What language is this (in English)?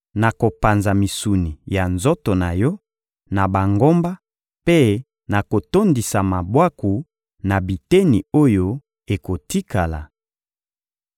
Lingala